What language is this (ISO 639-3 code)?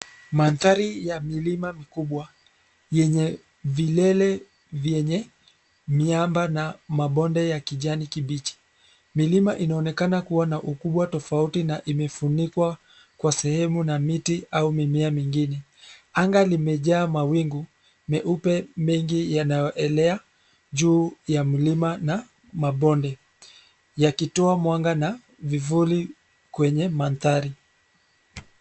swa